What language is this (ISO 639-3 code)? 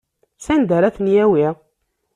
kab